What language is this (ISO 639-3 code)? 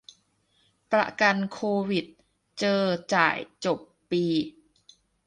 tha